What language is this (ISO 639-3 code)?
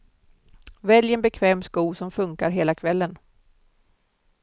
swe